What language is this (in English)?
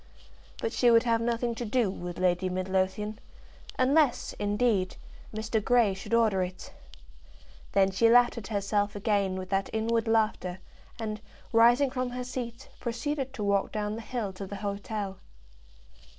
English